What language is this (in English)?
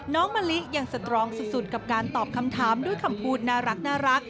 Thai